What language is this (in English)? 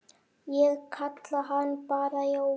Icelandic